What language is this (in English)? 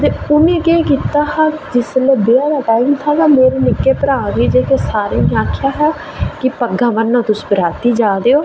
Dogri